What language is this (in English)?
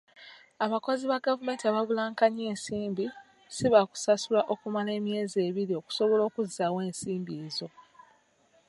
Ganda